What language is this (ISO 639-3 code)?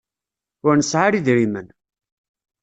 kab